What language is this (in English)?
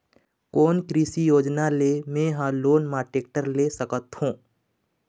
Chhattisgarhi